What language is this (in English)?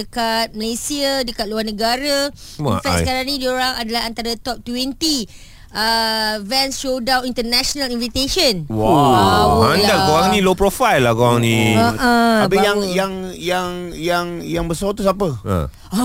Malay